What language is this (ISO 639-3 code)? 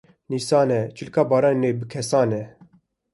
kur